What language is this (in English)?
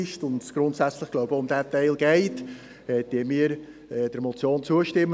Swiss German